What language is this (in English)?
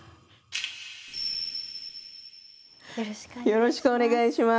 Japanese